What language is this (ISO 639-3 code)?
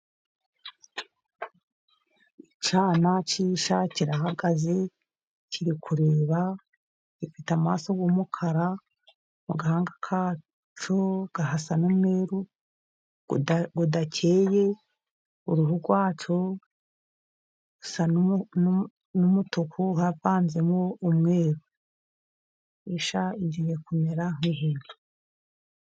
kin